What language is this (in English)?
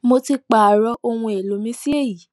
Yoruba